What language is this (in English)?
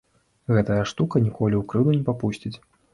Belarusian